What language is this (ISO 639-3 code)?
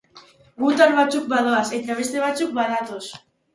eus